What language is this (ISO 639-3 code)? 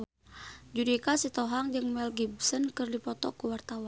sun